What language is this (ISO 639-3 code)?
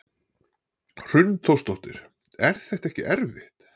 isl